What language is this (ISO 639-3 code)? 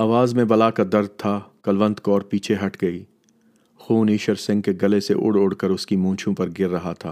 urd